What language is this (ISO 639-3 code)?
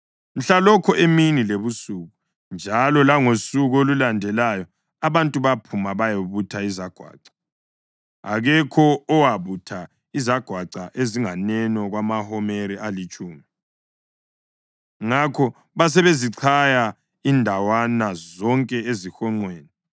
nde